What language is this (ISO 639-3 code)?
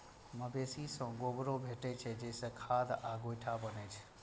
mai